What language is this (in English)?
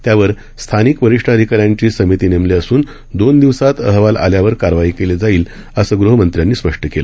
Marathi